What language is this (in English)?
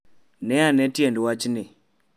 Luo (Kenya and Tanzania)